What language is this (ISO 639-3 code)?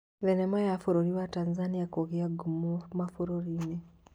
kik